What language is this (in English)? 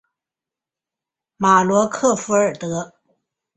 Chinese